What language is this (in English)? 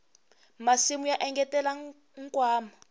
Tsonga